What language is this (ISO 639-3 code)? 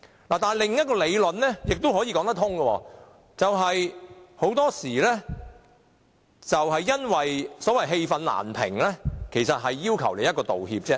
yue